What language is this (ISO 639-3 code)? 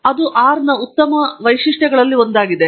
kan